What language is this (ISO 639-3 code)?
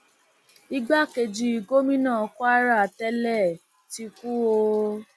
yor